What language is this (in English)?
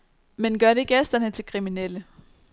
Danish